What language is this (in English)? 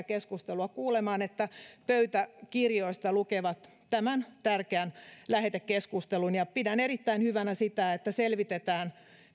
Finnish